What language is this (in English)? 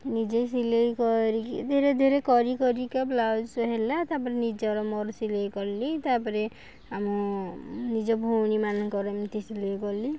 Odia